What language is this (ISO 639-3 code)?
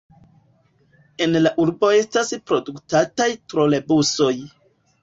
epo